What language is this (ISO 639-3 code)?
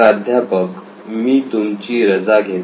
mar